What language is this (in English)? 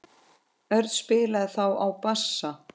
Icelandic